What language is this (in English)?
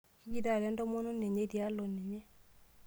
Masai